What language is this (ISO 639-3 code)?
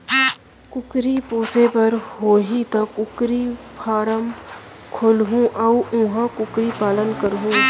hne